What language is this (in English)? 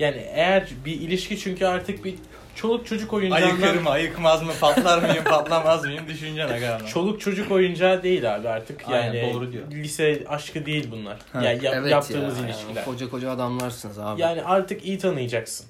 Turkish